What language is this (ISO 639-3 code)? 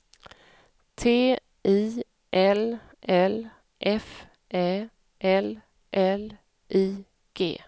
swe